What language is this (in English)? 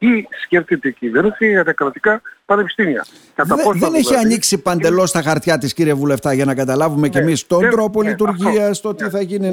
Greek